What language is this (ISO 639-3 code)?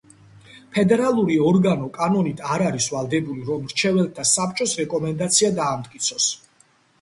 kat